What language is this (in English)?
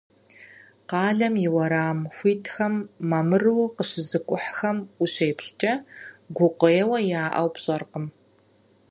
Kabardian